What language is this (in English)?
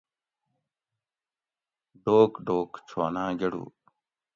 Gawri